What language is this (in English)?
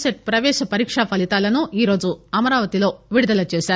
Telugu